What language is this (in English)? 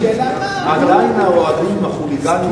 Hebrew